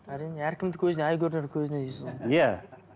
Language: Kazakh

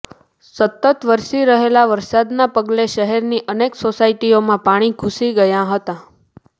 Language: Gujarati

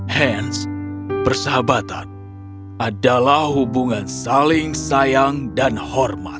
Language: Indonesian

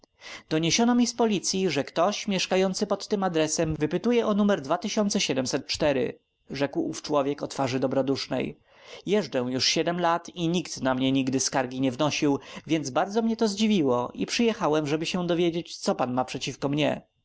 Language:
Polish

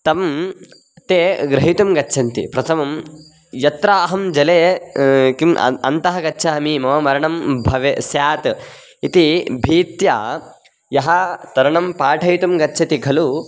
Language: Sanskrit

